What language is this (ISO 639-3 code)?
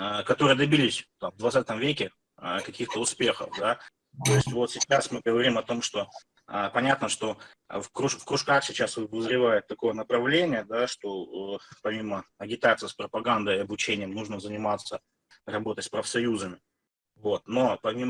rus